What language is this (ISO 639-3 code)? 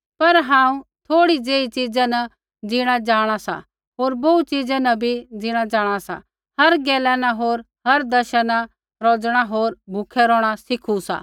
kfx